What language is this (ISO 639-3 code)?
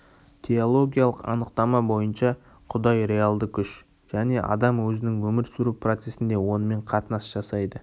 kaz